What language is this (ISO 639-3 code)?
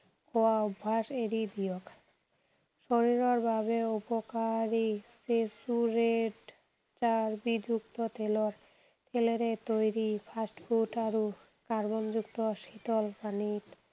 asm